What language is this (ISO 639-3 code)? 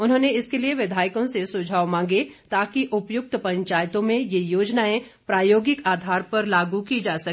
hin